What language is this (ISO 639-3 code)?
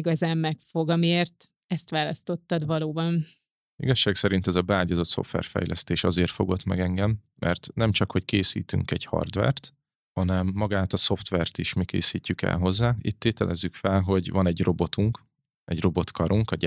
hun